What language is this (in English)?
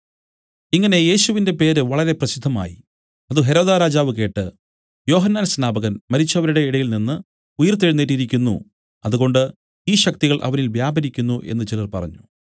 Malayalam